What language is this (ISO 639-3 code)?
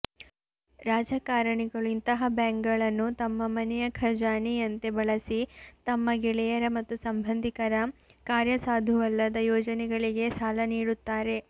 kan